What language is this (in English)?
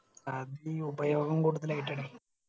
Malayalam